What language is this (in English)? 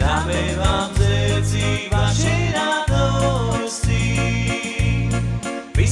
Slovak